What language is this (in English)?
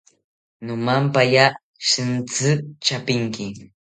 South Ucayali Ashéninka